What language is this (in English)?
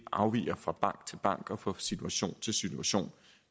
Danish